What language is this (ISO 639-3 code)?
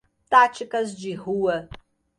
por